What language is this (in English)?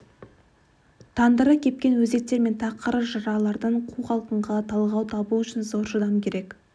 Kazakh